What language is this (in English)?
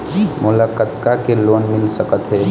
Chhattisgarhi